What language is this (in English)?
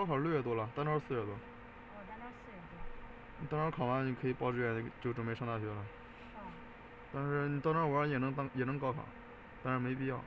Chinese